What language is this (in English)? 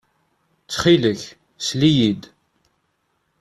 Kabyle